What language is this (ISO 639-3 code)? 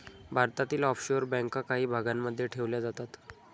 mar